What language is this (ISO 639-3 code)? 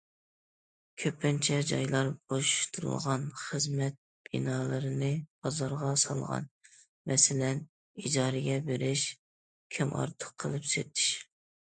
uig